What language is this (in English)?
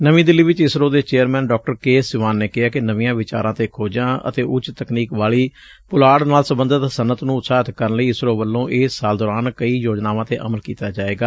Punjabi